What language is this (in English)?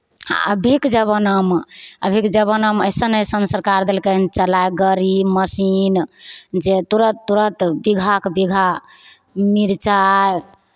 Maithili